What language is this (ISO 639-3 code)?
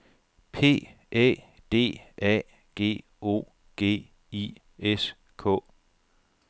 dan